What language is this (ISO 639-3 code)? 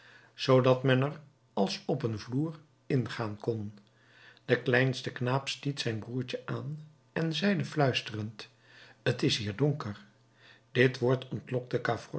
nld